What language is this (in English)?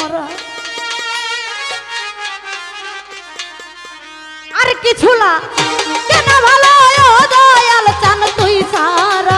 Bangla